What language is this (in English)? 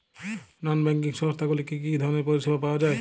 Bangla